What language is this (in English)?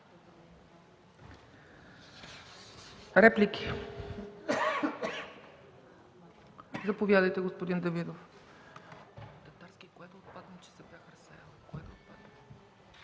Bulgarian